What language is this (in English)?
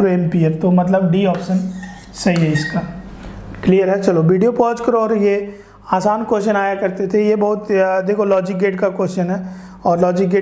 Hindi